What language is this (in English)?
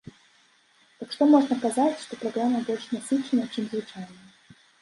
Belarusian